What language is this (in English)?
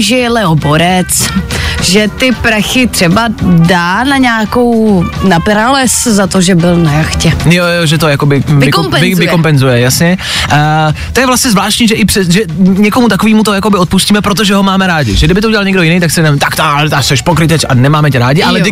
Czech